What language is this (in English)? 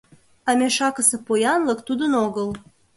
Mari